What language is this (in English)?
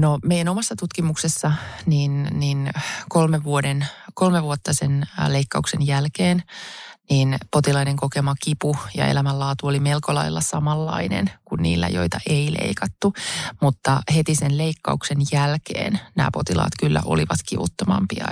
Finnish